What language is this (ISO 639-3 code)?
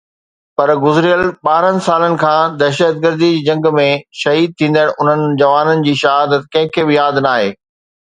snd